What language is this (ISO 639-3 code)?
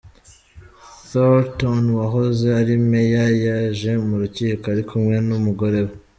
kin